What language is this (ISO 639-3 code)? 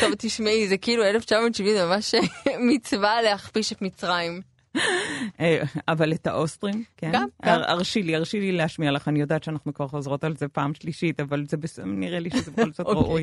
heb